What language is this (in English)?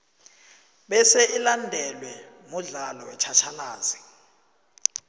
South Ndebele